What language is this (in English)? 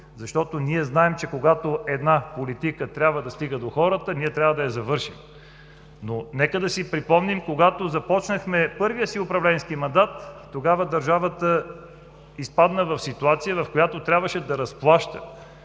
Bulgarian